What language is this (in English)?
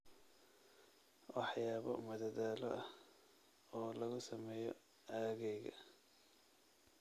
Somali